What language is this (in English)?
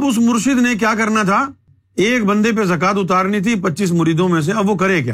Urdu